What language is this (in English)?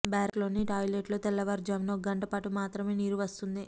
Telugu